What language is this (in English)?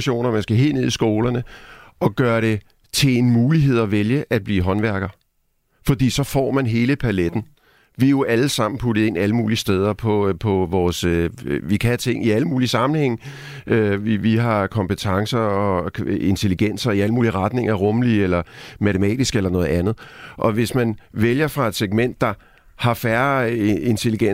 Danish